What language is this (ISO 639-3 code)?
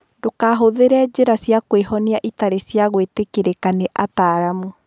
kik